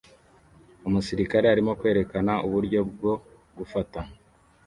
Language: Kinyarwanda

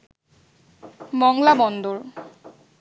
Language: Bangla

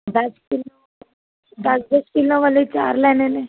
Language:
Punjabi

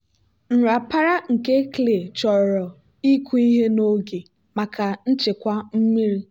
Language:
Igbo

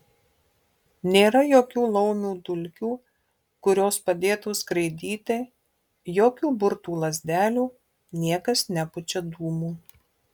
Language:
Lithuanian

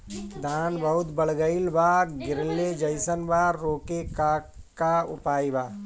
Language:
Bhojpuri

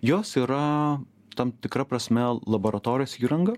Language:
Lithuanian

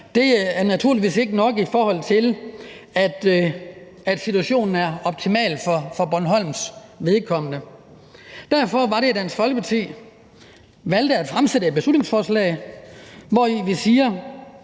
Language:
Danish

